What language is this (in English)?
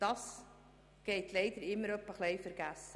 Swiss German